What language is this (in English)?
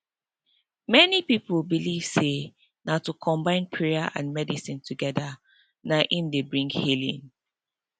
Nigerian Pidgin